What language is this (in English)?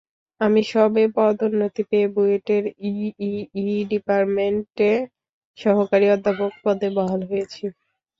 Bangla